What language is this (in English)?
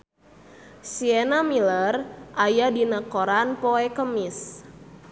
Sundanese